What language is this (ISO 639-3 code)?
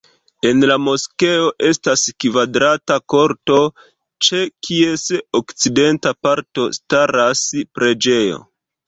epo